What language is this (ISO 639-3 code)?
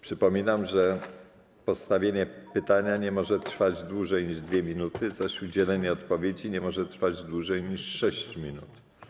pol